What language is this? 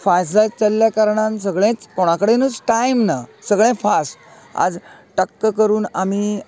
Konkani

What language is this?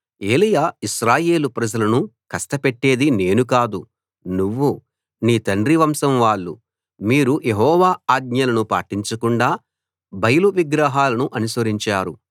Telugu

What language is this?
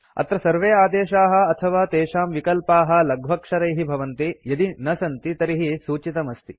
Sanskrit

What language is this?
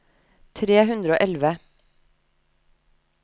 Norwegian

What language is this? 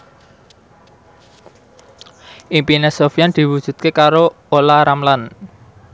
Javanese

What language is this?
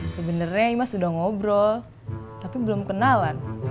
Indonesian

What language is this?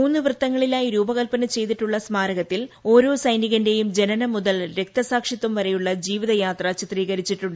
Malayalam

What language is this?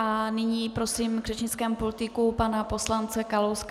Czech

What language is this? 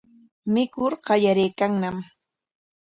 Corongo Ancash Quechua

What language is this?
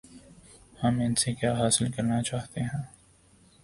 Urdu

